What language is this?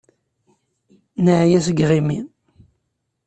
Kabyle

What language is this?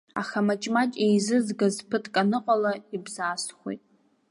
Abkhazian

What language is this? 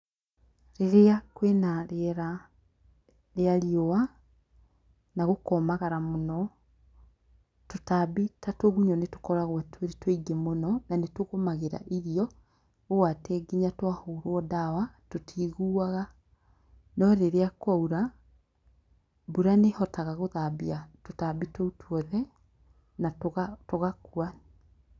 Kikuyu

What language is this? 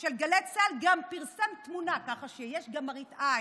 Hebrew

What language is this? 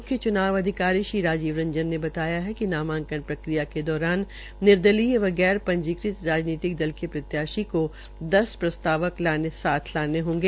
Hindi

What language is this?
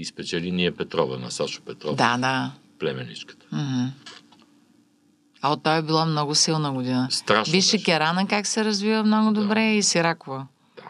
Bulgarian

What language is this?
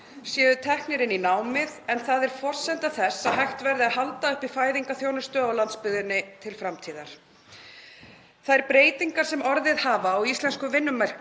Icelandic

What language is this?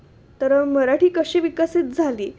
Marathi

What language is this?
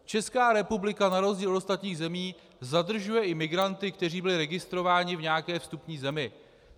Czech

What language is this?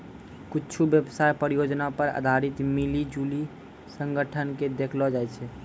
Maithili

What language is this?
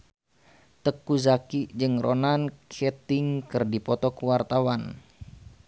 Sundanese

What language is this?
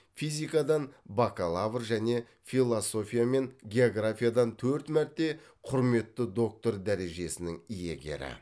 Kazakh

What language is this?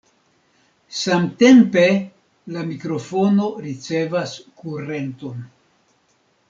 Esperanto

